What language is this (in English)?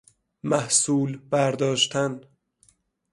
Persian